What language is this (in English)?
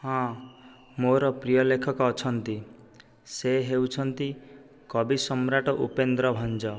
Odia